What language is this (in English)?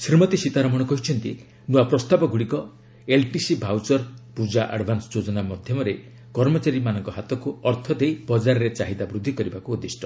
Odia